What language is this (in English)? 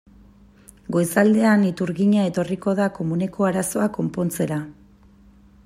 Basque